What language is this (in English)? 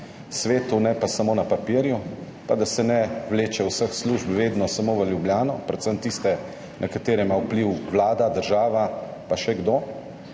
Slovenian